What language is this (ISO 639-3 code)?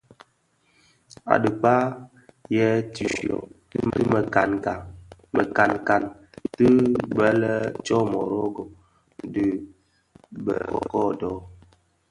ksf